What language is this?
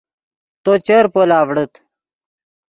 Yidgha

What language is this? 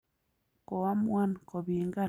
Kalenjin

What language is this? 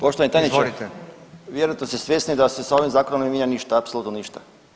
Croatian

